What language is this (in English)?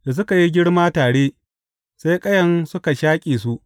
Hausa